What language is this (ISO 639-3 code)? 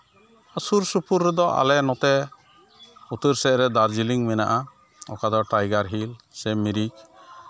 sat